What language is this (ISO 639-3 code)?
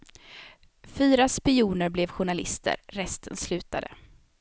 swe